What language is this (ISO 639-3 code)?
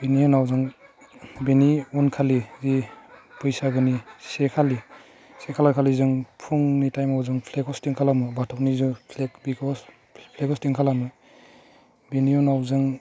brx